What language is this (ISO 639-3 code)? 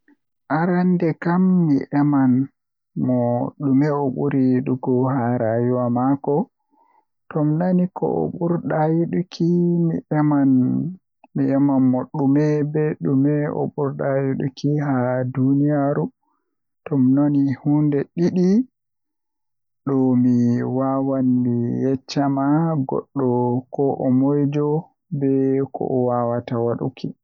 fuh